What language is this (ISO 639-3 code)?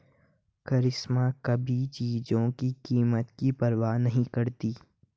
hin